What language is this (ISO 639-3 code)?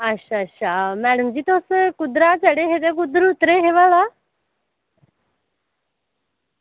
doi